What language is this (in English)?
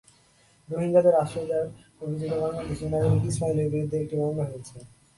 Bangla